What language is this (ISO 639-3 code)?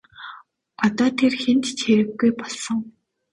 mon